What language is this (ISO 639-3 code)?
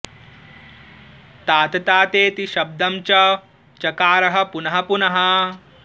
san